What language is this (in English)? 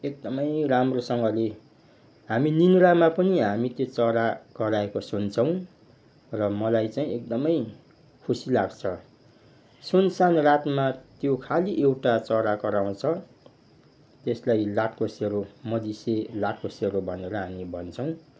Nepali